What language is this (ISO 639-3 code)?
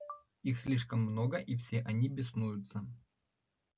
rus